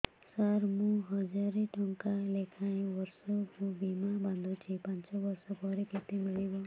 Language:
Odia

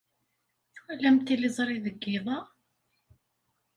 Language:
Kabyle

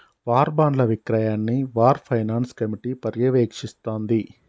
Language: Telugu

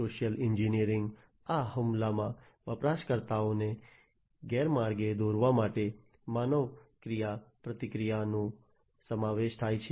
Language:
Gujarati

